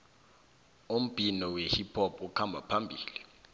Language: South Ndebele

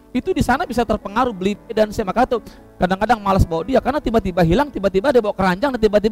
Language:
Indonesian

